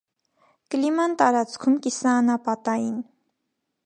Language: Armenian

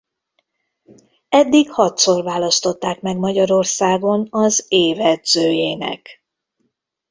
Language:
Hungarian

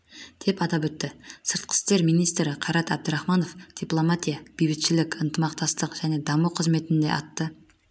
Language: Kazakh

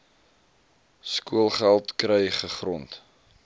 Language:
Afrikaans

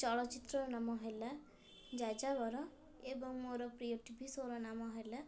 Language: Odia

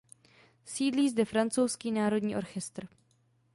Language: Czech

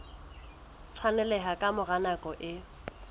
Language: Southern Sotho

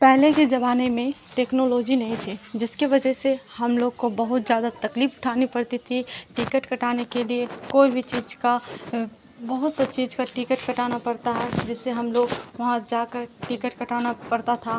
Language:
Urdu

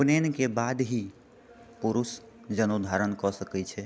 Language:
Maithili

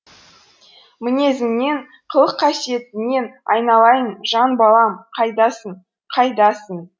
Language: Kazakh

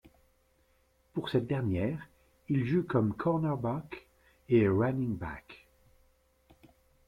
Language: French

